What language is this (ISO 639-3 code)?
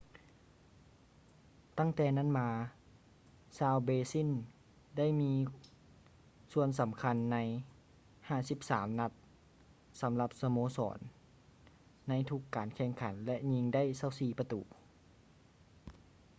lao